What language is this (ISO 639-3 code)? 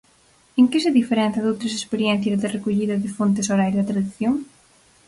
glg